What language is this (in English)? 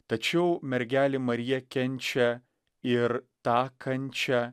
Lithuanian